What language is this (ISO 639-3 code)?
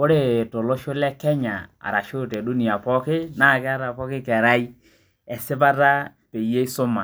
mas